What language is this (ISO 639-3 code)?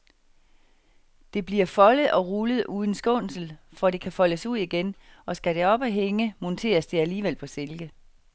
dan